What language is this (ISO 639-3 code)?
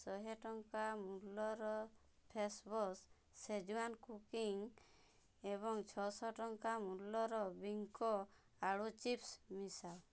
ori